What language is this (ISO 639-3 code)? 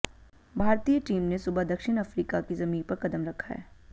hin